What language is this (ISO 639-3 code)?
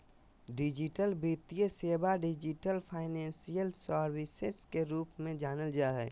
mag